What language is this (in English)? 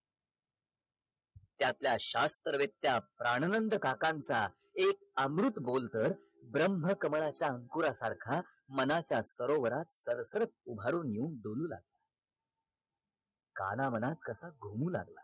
Marathi